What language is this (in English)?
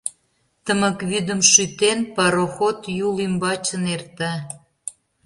Mari